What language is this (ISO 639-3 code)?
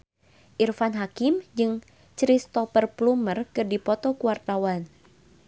sun